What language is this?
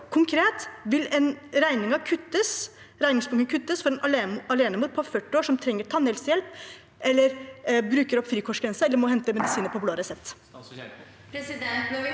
Norwegian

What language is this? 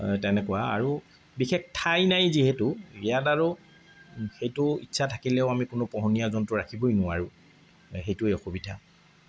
Assamese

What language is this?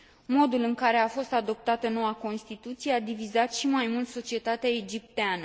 Romanian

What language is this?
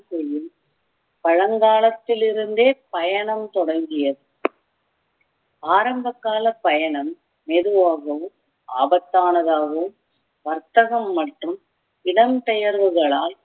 Tamil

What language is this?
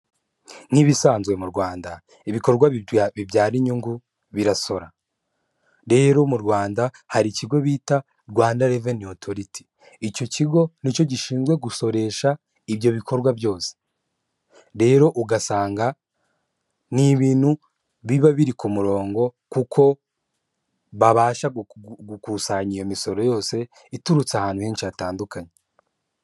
Kinyarwanda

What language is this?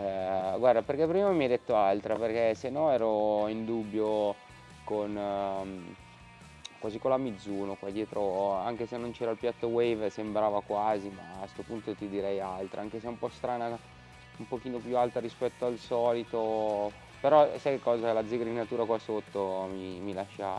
Italian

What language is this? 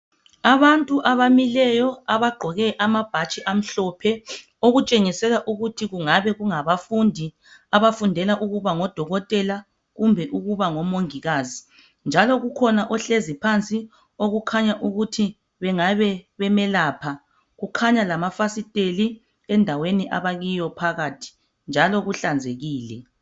North Ndebele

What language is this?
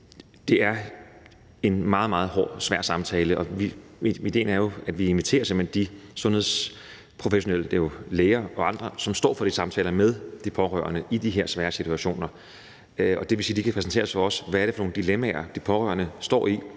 Danish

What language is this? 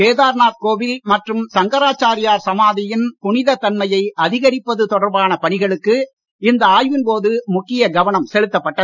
Tamil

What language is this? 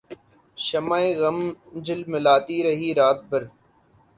Urdu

